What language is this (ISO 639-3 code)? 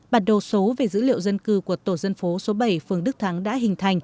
vie